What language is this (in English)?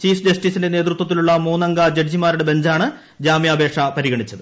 Malayalam